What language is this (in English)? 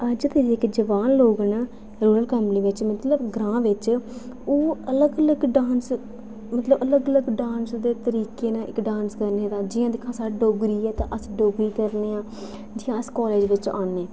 Dogri